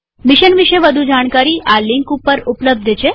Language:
Gujarati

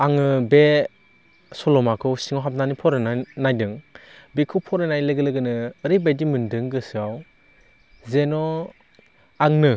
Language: Bodo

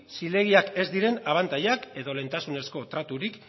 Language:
Basque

